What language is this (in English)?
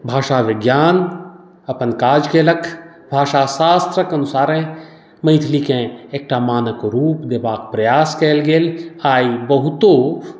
Maithili